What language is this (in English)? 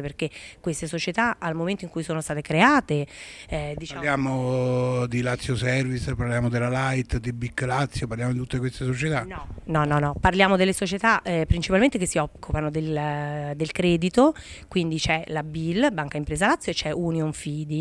Italian